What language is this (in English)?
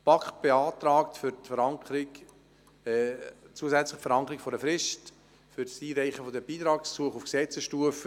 Swiss German